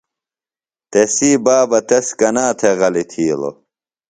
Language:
Phalura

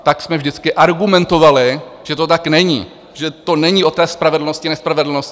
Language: Czech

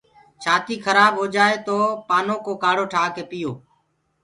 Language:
Gurgula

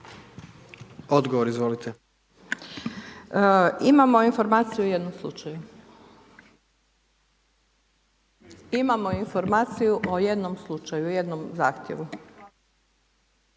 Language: Croatian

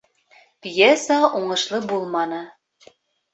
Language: Bashkir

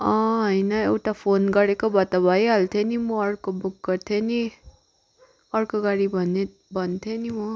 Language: Nepali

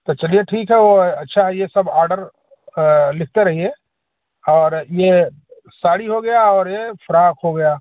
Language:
Hindi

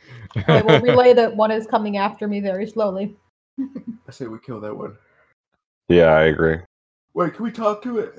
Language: English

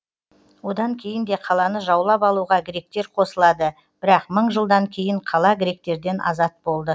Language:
Kazakh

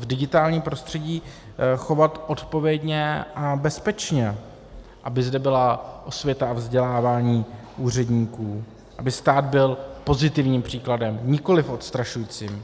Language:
Czech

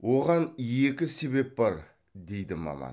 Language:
Kazakh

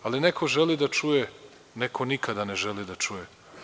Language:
Serbian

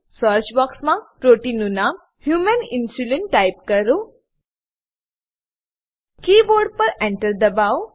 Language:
Gujarati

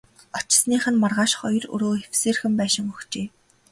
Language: Mongolian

